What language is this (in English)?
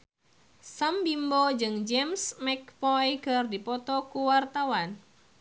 Sundanese